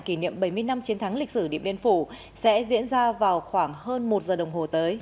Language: Vietnamese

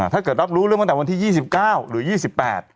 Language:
Thai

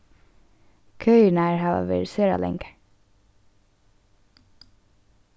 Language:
Faroese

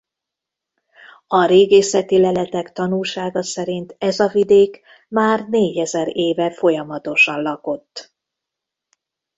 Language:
Hungarian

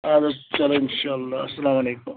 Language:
Kashmiri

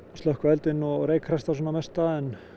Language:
Icelandic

